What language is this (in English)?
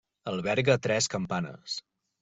Catalan